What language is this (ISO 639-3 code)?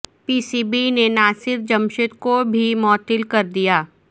urd